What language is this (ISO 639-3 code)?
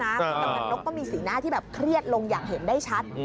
tha